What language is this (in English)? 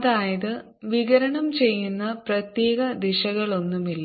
Malayalam